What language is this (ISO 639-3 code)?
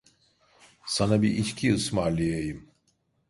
tur